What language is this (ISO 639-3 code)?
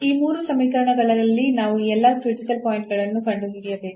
kan